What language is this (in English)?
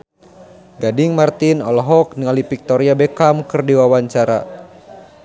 Sundanese